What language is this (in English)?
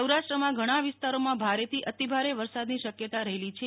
Gujarati